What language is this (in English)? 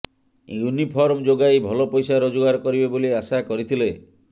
Odia